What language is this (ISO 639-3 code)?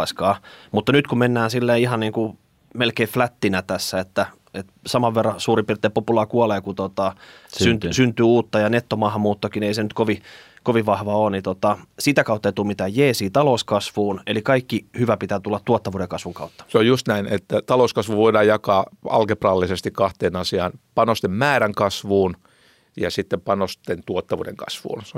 fin